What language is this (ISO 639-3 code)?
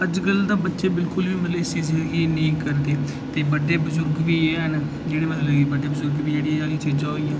doi